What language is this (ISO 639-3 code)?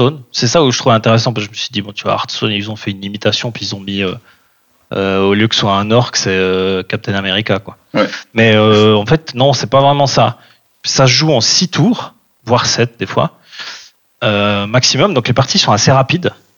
fra